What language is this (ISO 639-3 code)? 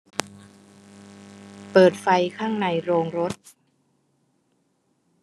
tha